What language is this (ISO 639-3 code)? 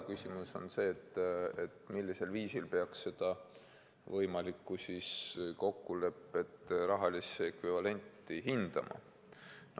est